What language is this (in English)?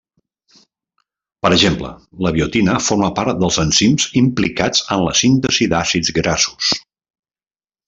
Catalan